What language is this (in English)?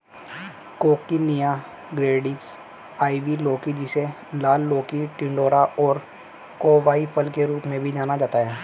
Hindi